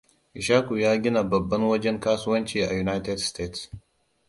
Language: Hausa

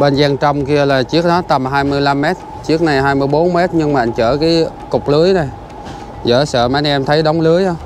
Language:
Vietnamese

